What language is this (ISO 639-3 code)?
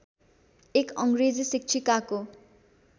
nep